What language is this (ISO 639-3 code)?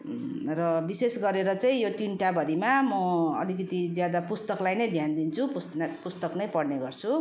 nep